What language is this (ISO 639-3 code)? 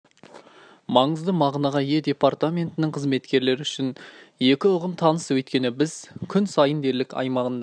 kaz